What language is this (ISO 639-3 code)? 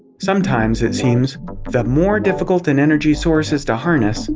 eng